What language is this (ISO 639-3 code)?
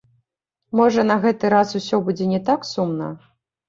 bel